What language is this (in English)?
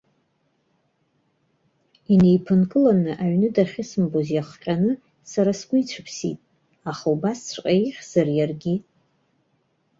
Abkhazian